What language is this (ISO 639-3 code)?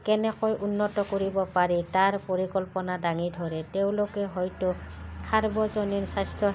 asm